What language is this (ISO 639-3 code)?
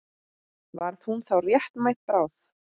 isl